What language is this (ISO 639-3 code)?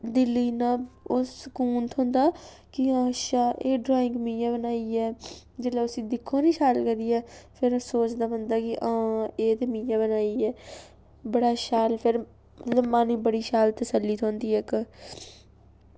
doi